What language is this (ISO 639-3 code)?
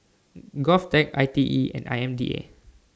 eng